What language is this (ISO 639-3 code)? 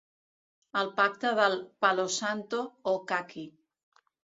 cat